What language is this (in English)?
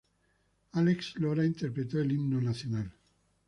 Spanish